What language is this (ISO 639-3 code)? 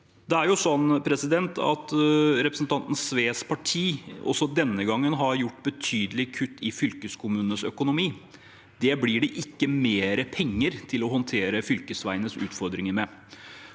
nor